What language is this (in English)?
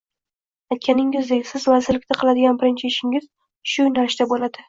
Uzbek